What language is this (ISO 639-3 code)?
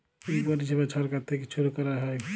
ben